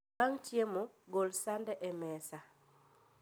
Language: Luo (Kenya and Tanzania)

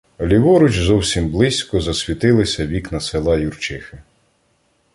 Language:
Ukrainian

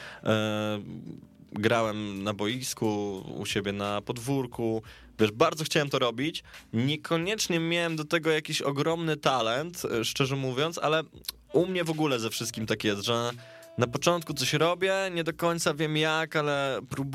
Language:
Polish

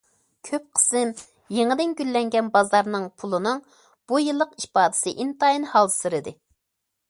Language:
Uyghur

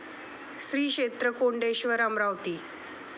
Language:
Marathi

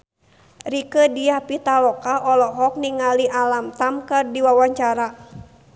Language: Sundanese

